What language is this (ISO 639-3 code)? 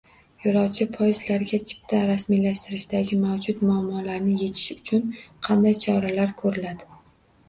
uzb